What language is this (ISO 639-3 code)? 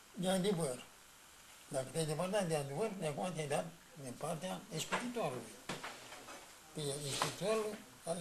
ron